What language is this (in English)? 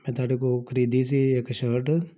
Punjabi